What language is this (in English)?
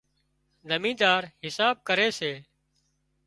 Wadiyara Koli